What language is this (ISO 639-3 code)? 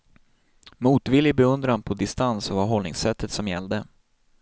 swe